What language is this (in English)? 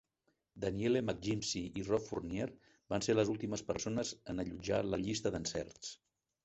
Catalan